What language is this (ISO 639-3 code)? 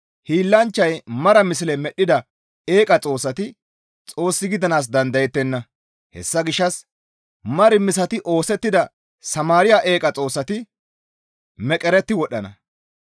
gmv